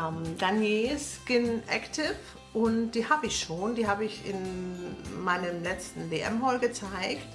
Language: German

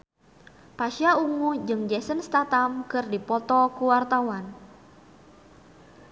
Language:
Sundanese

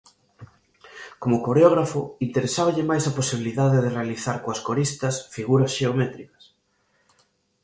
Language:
Galician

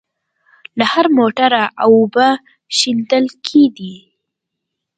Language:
Pashto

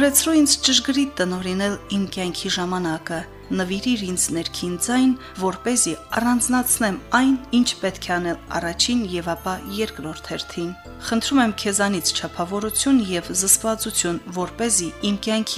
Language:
Romanian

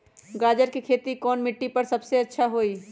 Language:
Magahi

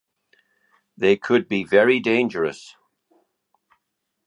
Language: English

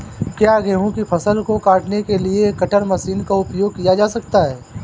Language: Hindi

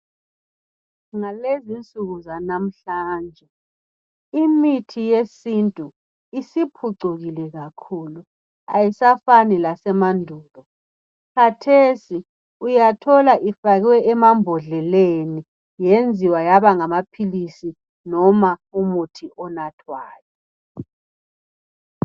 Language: North Ndebele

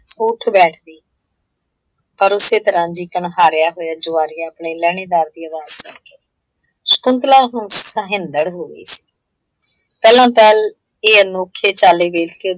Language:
Punjabi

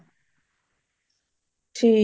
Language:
Punjabi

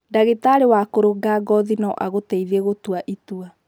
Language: Kikuyu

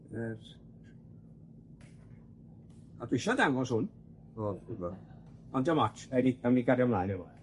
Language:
Welsh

